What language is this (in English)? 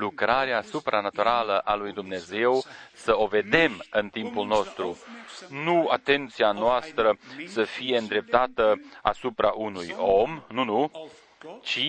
Romanian